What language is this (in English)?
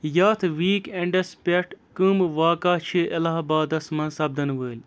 Kashmiri